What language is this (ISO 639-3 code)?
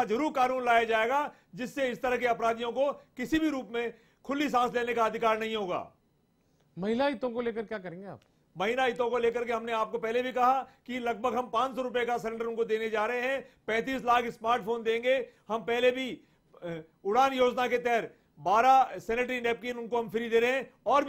hin